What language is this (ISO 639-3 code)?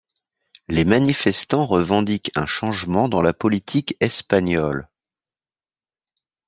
fra